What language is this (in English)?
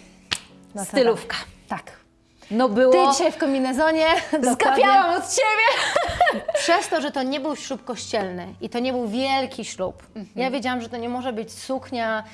Polish